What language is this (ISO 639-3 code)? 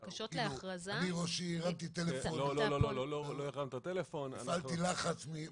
heb